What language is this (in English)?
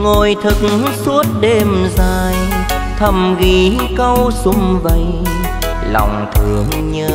Vietnamese